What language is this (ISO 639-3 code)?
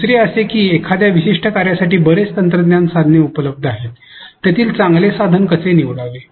mar